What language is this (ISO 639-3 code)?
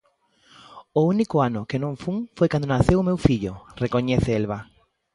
glg